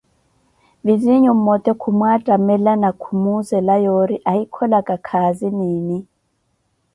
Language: Koti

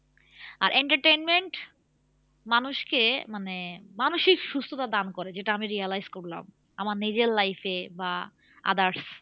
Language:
Bangla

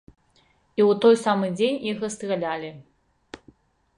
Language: Belarusian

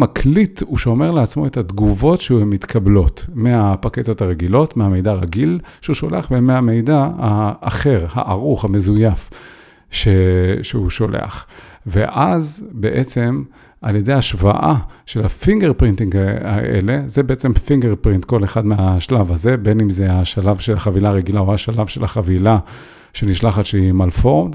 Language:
Hebrew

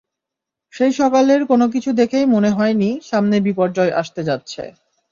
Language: Bangla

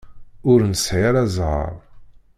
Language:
Kabyle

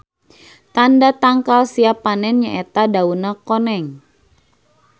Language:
Sundanese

